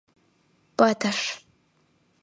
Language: Mari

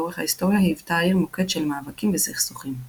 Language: Hebrew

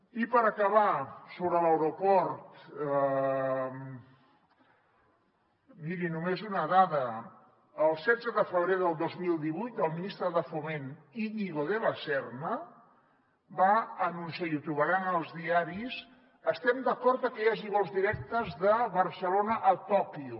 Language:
Catalan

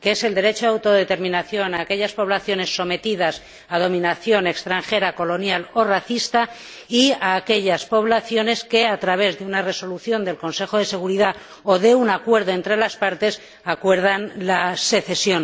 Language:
Spanish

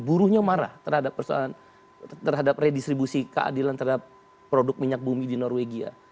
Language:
Indonesian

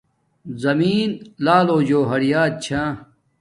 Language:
Domaaki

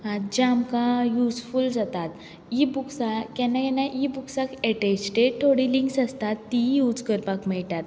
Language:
Konkani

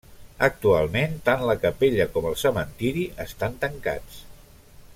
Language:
Catalan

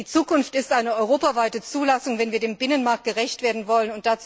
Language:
German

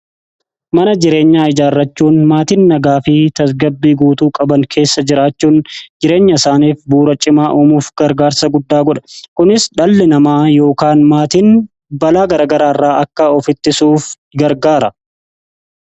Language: Oromo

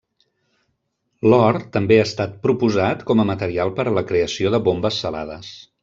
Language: Catalan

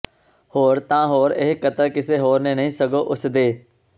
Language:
Punjabi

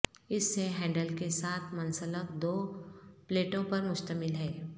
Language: Urdu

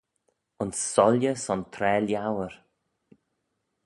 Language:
Manx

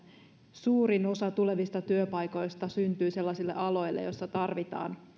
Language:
Finnish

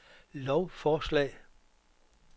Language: Danish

